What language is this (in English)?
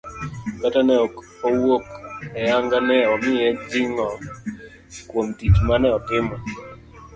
Luo (Kenya and Tanzania)